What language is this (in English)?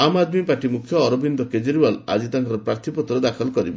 Odia